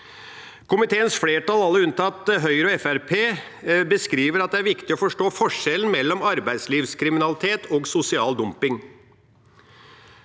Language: Norwegian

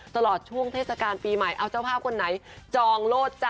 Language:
Thai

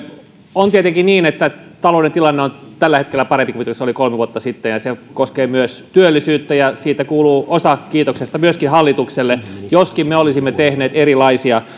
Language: Finnish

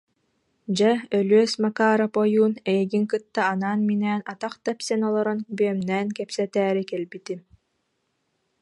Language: Yakut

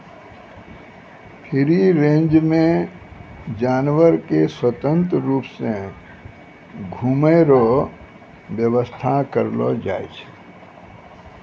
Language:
Maithili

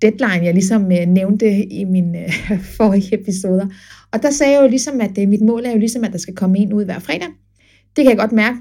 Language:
Danish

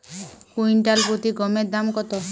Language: Bangla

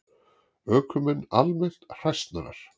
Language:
Icelandic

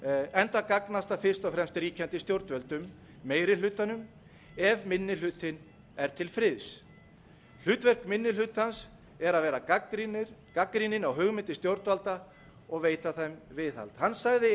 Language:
Icelandic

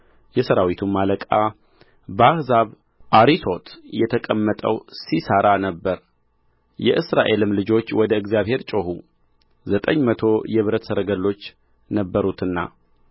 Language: Amharic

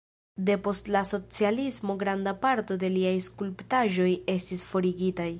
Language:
Esperanto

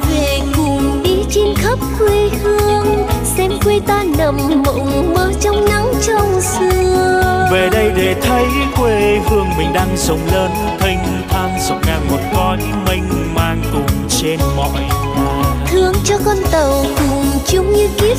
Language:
Vietnamese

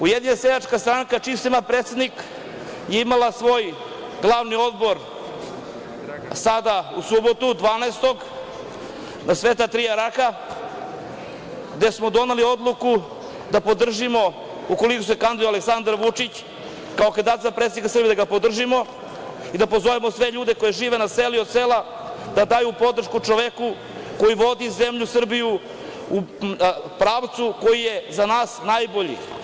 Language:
Serbian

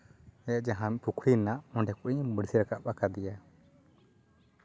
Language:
Santali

